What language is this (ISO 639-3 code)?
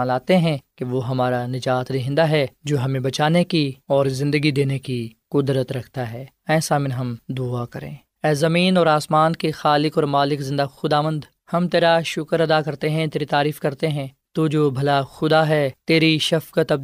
urd